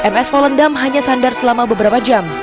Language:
Indonesian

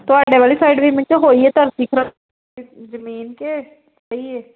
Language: Punjabi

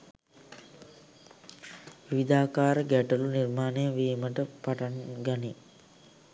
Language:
Sinhala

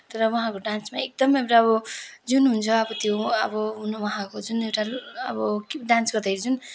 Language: Nepali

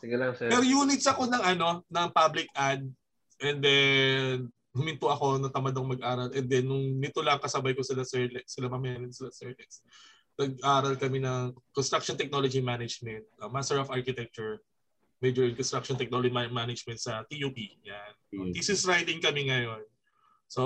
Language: Filipino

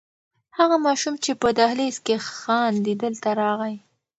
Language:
Pashto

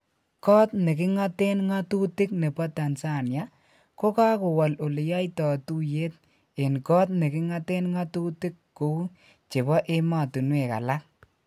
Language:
Kalenjin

